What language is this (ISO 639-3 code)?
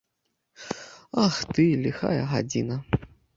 bel